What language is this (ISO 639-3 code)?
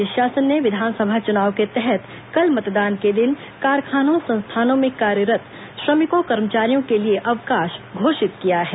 hin